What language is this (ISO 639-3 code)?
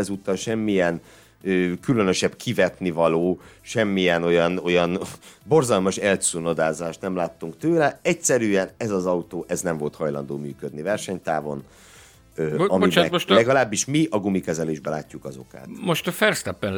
hun